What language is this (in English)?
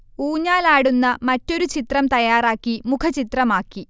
Malayalam